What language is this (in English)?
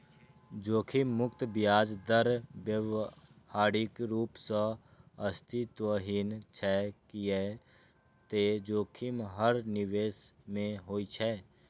Maithili